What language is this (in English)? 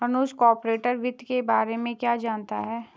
Hindi